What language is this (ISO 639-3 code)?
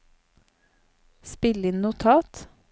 nor